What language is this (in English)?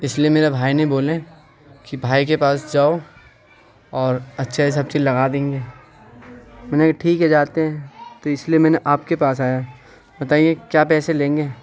Urdu